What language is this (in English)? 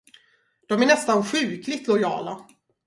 Swedish